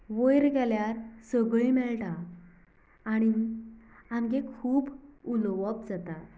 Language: Konkani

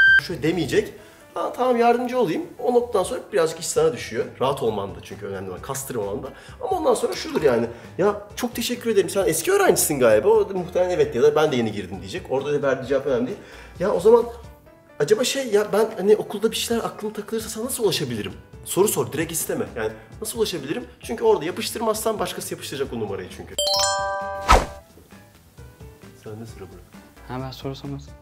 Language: Turkish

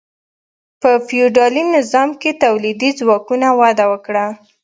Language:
Pashto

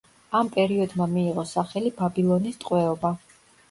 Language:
Georgian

